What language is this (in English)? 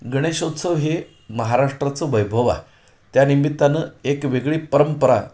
Marathi